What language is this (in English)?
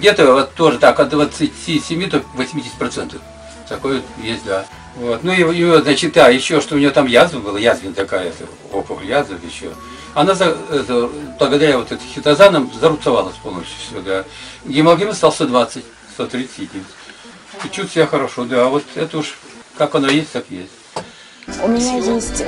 Russian